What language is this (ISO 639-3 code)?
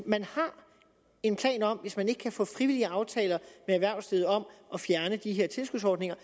dan